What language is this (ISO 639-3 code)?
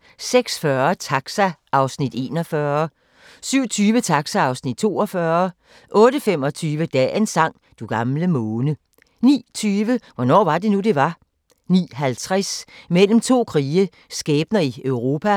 dan